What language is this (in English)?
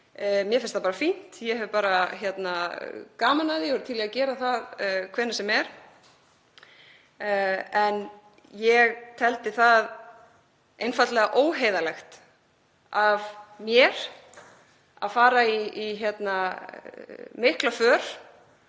Icelandic